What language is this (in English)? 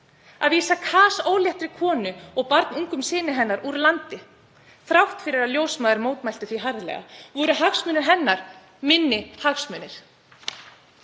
Icelandic